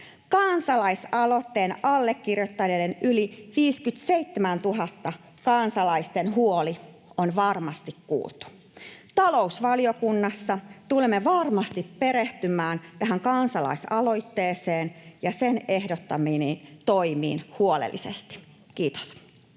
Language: Finnish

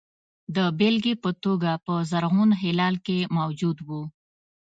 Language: Pashto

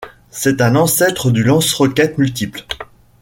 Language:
French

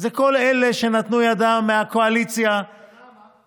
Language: Hebrew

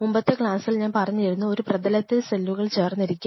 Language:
Malayalam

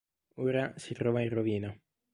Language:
Italian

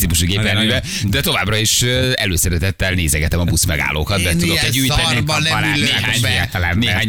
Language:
Hungarian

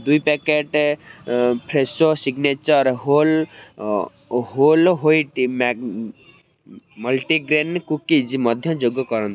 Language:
Odia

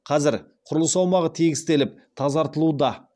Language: Kazakh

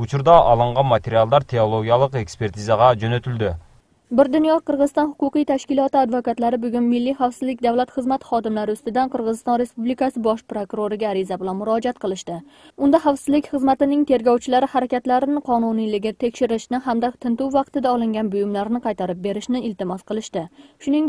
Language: Russian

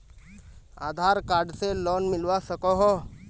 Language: Magahi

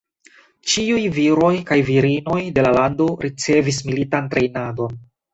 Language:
Esperanto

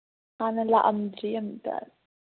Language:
Manipuri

